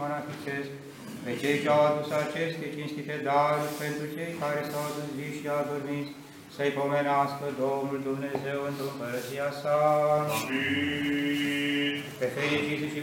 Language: Romanian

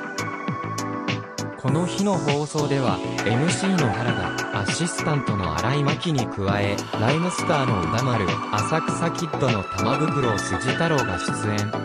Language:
Japanese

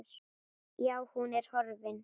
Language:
Icelandic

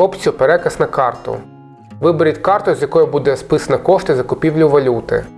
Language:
Ukrainian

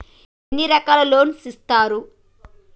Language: Telugu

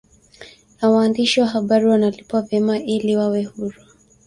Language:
Swahili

